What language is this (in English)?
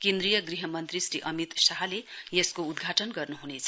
Nepali